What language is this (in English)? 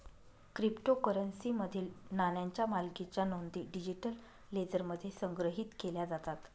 Marathi